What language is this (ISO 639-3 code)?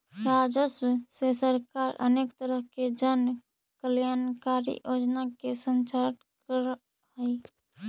mag